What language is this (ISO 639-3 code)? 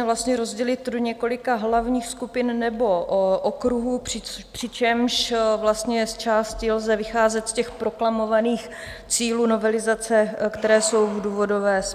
ces